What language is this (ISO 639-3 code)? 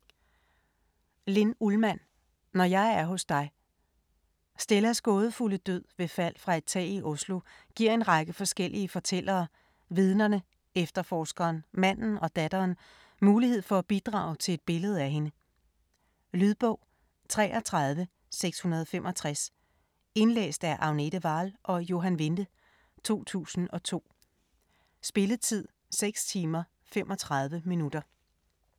dan